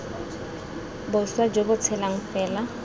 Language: Tswana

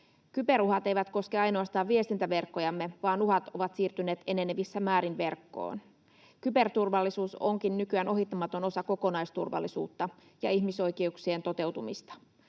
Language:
Finnish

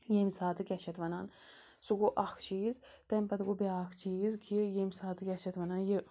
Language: Kashmiri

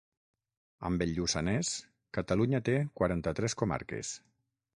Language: Catalan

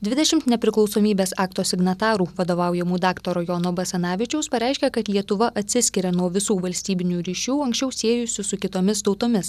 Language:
Lithuanian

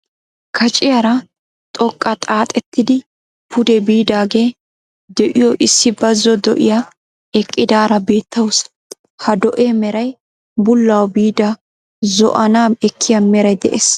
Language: Wolaytta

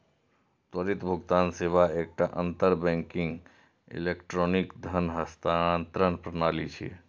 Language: Maithili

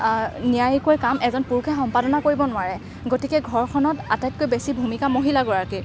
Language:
Assamese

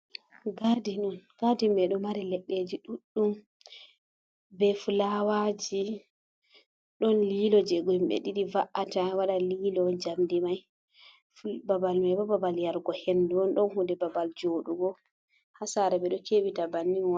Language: Fula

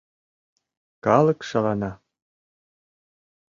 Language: Mari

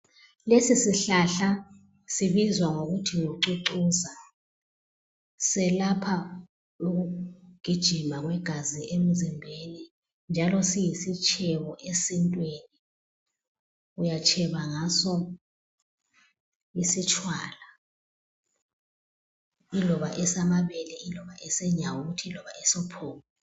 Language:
North Ndebele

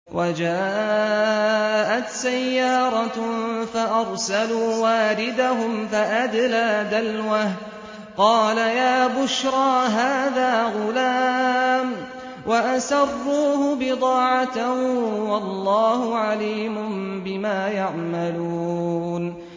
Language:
Arabic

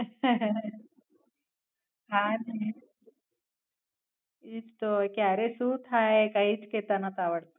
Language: Gujarati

